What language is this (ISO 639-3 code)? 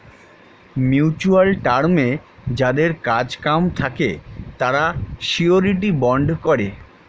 ben